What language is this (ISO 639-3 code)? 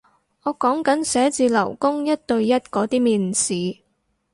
yue